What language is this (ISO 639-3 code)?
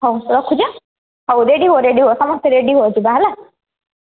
ori